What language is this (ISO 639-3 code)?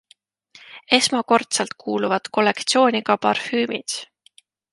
est